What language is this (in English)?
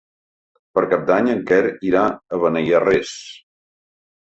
Catalan